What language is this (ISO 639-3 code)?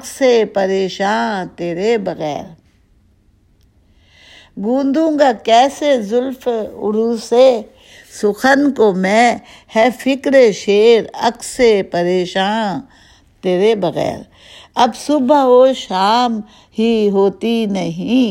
urd